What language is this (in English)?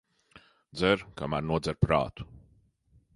Latvian